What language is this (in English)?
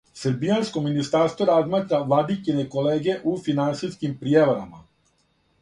Serbian